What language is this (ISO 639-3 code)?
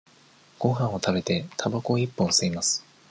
jpn